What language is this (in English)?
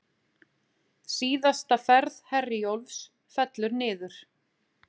Icelandic